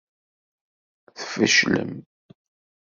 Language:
Kabyle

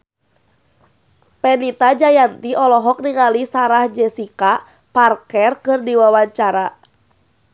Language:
Sundanese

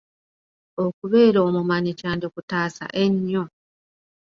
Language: Ganda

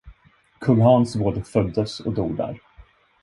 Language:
Swedish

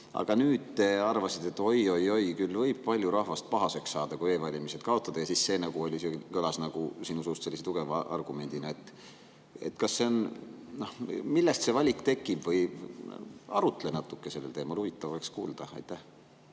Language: Estonian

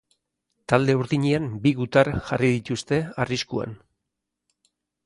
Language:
Basque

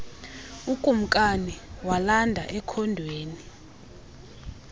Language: Xhosa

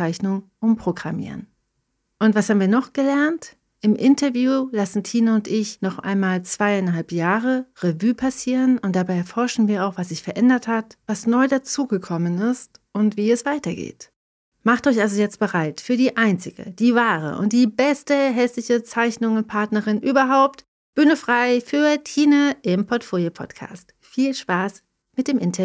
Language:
German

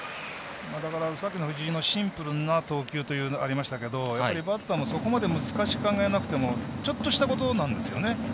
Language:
Japanese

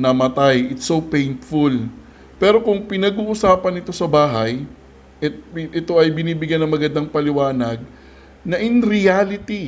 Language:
Filipino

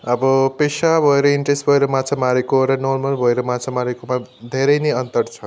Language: Nepali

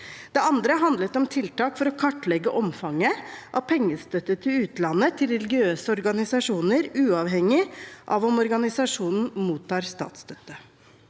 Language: Norwegian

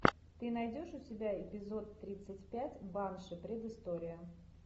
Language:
Russian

